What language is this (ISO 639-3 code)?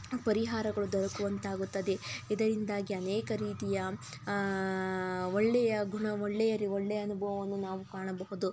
kan